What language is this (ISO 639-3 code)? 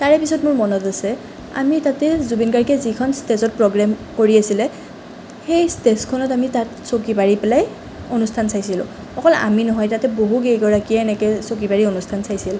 asm